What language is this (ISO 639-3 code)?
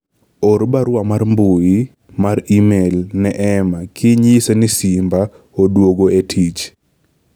luo